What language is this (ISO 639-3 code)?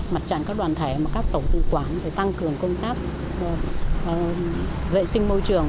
vie